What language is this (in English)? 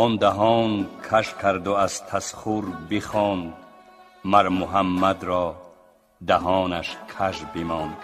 Persian